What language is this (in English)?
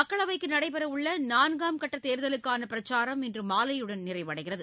Tamil